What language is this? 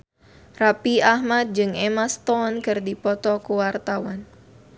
Sundanese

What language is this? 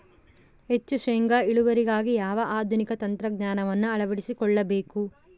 Kannada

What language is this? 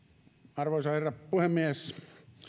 Finnish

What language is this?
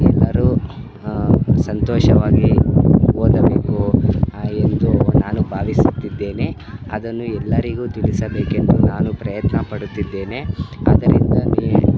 Kannada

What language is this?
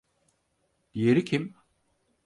Turkish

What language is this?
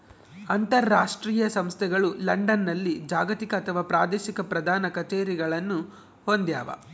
Kannada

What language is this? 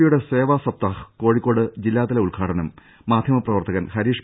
Malayalam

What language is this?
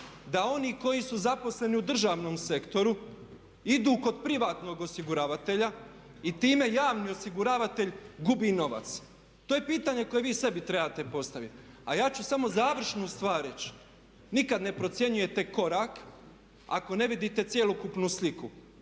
Croatian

